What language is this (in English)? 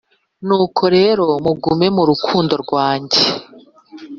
Kinyarwanda